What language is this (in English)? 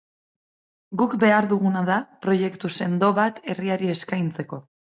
Basque